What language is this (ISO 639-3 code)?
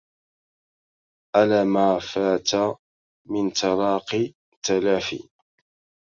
ara